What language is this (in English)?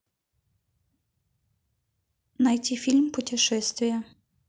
Russian